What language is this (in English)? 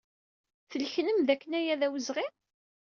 Kabyle